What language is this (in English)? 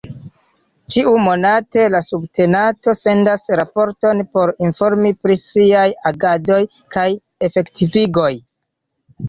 Esperanto